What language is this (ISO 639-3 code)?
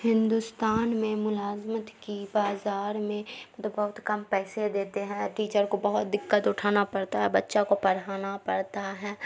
urd